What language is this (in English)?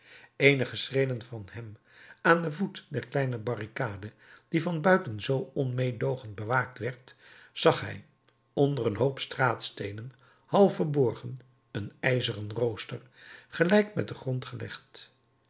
Dutch